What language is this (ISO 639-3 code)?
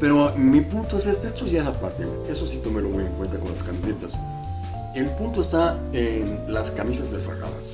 spa